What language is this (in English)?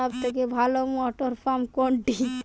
Bangla